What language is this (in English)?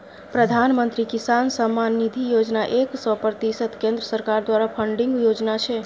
Maithili